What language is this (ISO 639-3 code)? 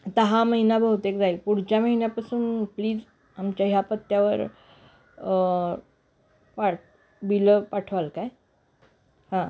mar